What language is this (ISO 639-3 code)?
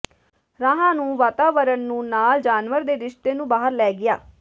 pan